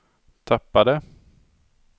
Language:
Swedish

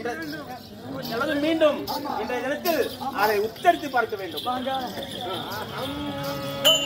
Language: Tamil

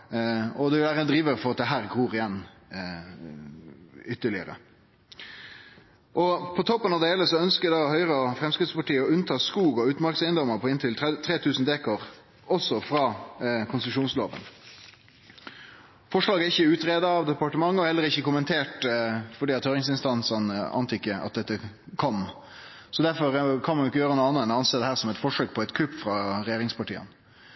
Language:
Norwegian Nynorsk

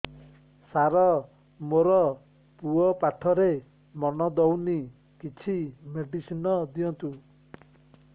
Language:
Odia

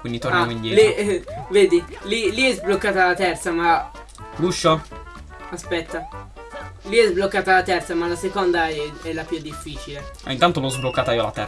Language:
Italian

